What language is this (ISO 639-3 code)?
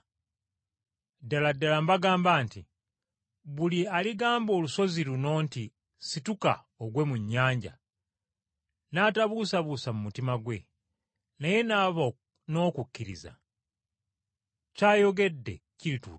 lug